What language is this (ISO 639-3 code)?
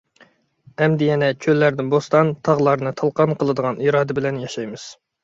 uig